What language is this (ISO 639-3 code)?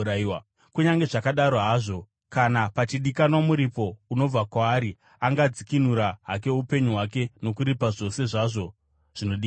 sna